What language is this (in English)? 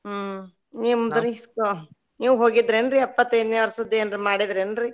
Kannada